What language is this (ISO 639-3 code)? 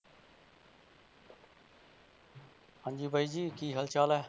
pan